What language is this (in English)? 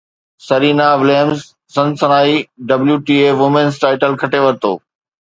Sindhi